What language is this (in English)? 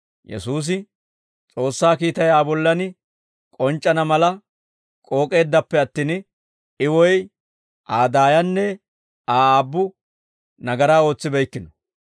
Dawro